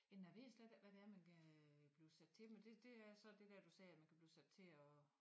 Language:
Danish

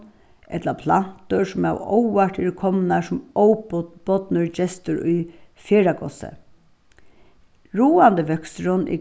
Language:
Faroese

